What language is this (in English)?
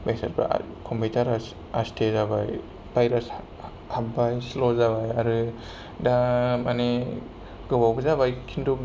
Bodo